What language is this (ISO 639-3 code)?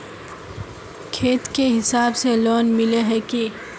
mag